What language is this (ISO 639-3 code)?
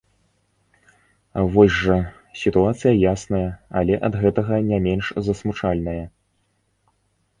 bel